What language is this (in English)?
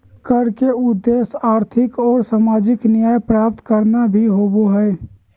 Magahi